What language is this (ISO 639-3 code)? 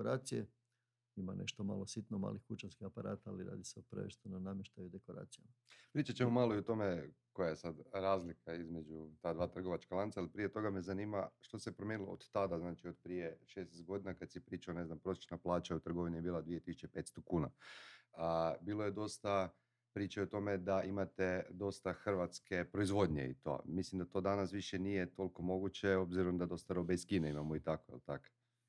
hrv